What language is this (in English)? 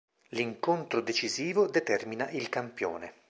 Italian